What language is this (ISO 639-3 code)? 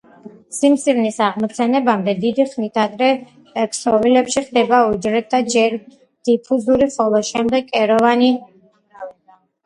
kat